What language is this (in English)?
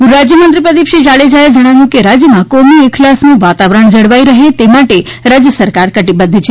Gujarati